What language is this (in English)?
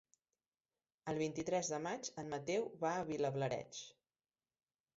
Catalan